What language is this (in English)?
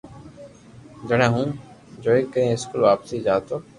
Loarki